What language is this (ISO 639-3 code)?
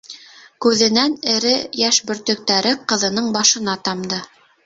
bak